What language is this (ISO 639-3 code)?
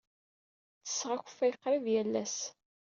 kab